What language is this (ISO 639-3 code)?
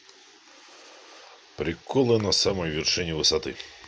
rus